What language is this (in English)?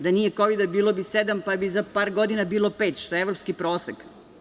Serbian